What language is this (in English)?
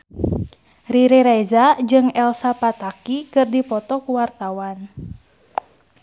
Sundanese